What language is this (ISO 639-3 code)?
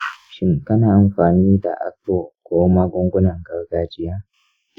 hau